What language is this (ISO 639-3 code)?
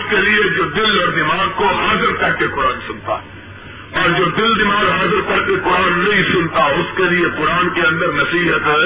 urd